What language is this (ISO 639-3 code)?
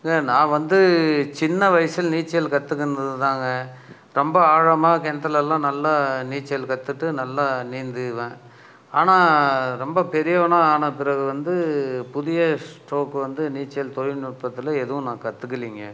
tam